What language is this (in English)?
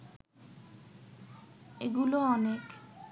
Bangla